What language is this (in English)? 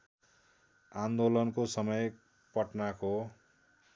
Nepali